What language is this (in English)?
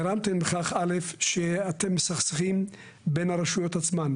Hebrew